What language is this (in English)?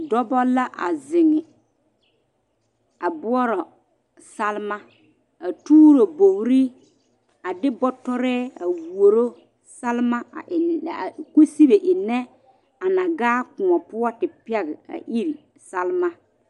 Southern Dagaare